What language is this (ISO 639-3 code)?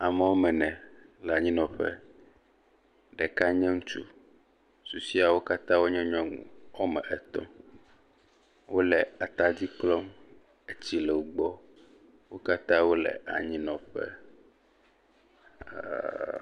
ewe